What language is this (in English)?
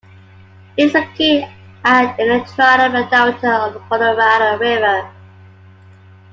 English